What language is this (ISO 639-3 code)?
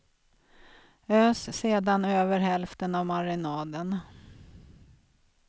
swe